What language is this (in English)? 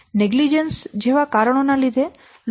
Gujarati